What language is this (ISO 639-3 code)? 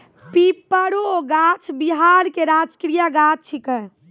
mai